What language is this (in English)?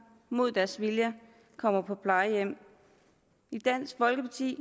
Danish